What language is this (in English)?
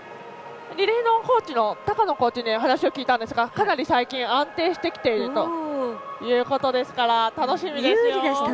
Japanese